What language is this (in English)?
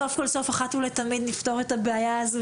Hebrew